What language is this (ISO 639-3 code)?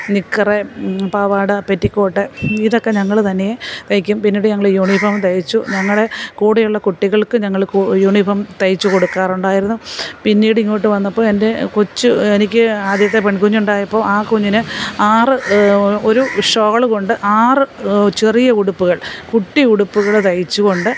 mal